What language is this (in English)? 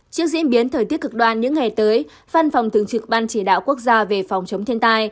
Vietnamese